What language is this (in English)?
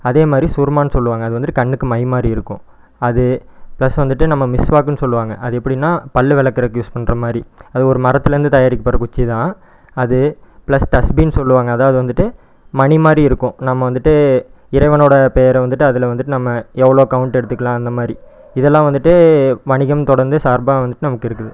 Tamil